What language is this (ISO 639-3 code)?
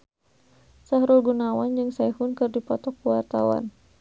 sun